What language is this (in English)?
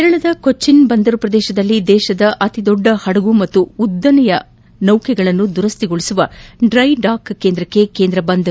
Kannada